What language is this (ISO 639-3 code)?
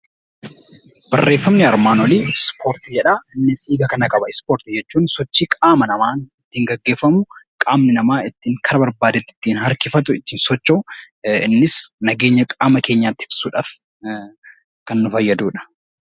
orm